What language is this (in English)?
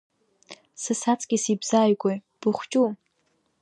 Abkhazian